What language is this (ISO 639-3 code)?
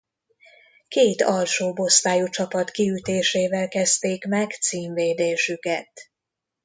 hun